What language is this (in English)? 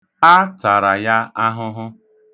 Igbo